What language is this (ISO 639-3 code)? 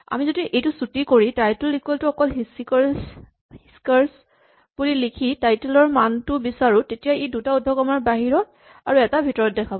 asm